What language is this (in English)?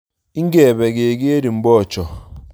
Kalenjin